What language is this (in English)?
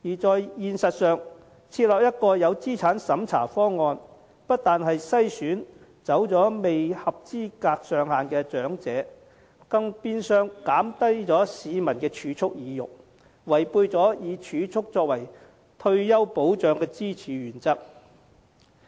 Cantonese